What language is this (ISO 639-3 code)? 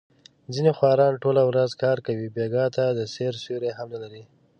pus